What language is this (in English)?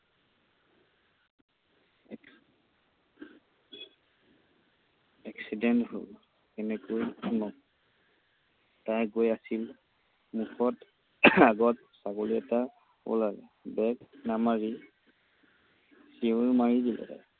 Assamese